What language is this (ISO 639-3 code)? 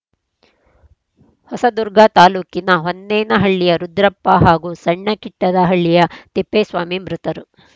kan